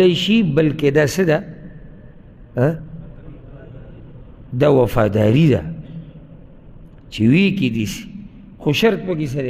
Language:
Arabic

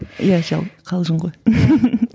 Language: Kazakh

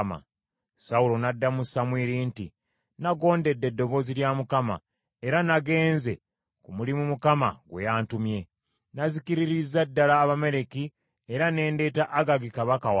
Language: Ganda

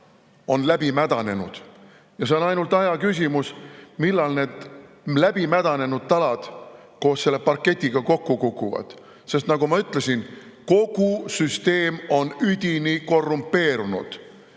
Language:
Estonian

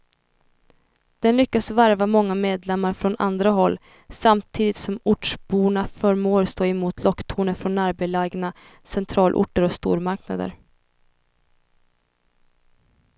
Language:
Swedish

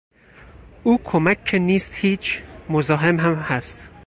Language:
Persian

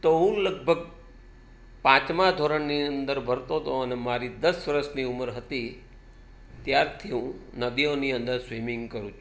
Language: Gujarati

